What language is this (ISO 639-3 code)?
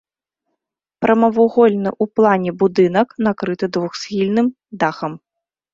bel